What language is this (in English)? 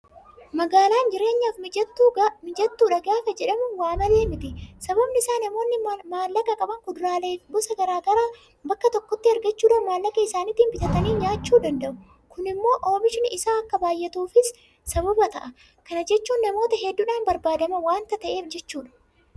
Oromo